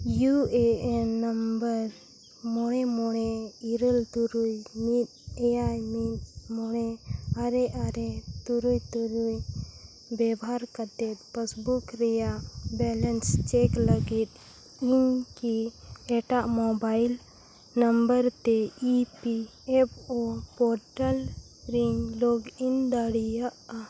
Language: Santali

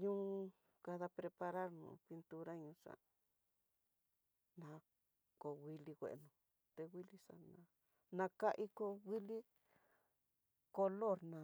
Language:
Tidaá Mixtec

